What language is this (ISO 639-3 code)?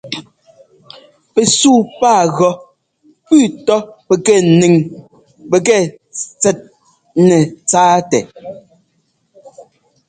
jgo